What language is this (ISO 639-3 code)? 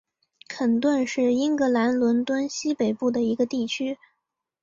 zho